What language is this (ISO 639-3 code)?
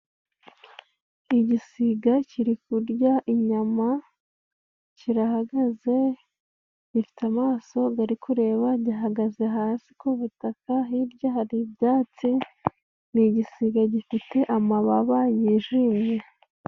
kin